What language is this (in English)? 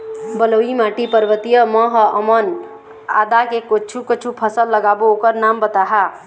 Chhattisgarhi